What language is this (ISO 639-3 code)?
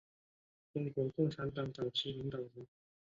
zho